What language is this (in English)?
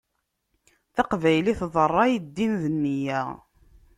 Kabyle